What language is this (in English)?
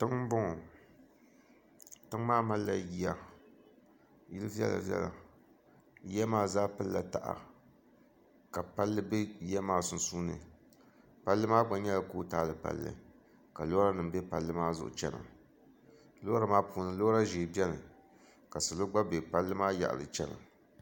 Dagbani